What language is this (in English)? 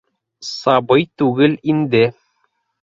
Bashkir